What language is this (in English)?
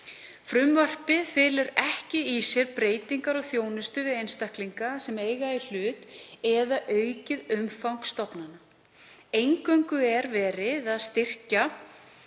Icelandic